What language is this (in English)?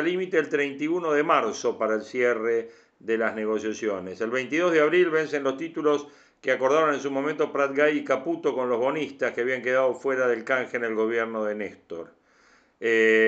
Spanish